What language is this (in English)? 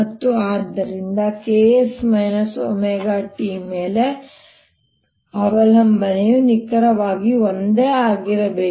Kannada